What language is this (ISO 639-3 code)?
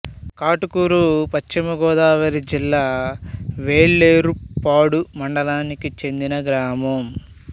tel